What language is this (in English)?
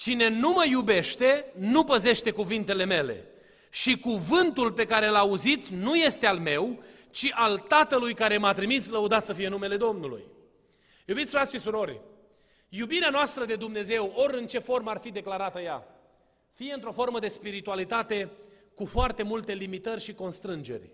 Romanian